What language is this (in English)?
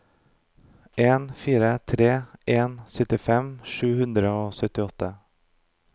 Norwegian